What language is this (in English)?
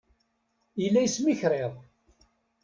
Kabyle